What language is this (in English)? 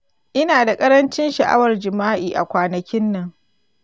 Hausa